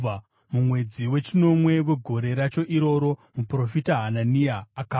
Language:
Shona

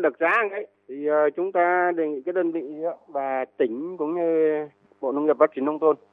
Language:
Vietnamese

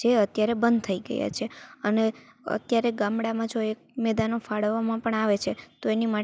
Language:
Gujarati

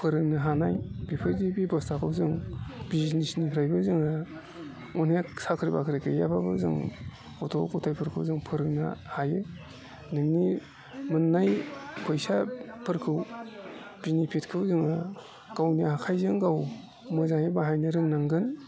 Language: Bodo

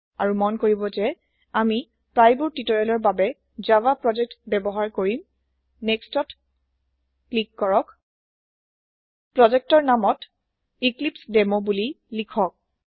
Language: Assamese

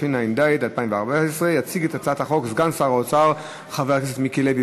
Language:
Hebrew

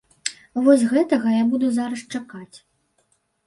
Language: Belarusian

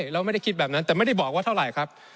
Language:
Thai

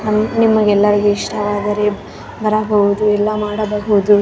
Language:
Kannada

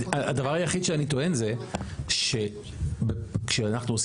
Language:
Hebrew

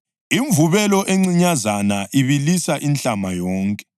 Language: North Ndebele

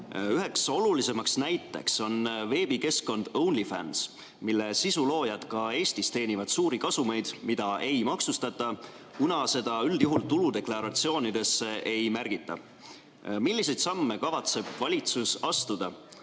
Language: Estonian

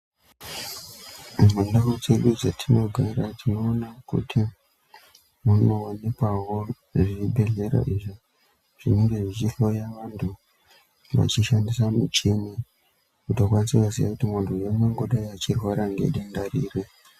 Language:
Ndau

